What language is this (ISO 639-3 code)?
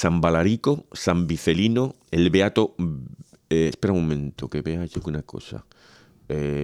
spa